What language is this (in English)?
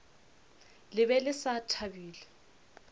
Northern Sotho